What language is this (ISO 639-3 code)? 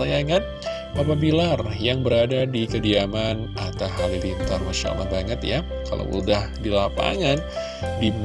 ind